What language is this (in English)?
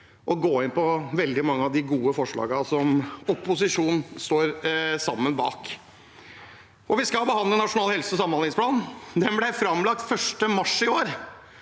Norwegian